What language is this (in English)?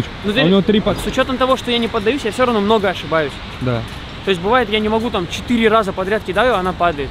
Russian